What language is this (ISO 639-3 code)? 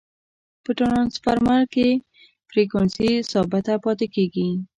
pus